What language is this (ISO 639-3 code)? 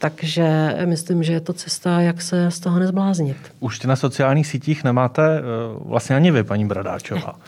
ces